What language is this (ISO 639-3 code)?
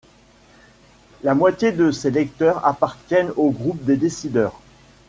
fra